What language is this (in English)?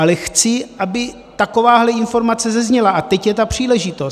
Czech